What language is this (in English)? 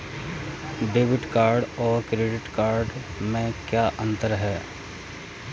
Hindi